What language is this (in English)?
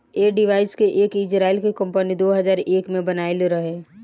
Bhojpuri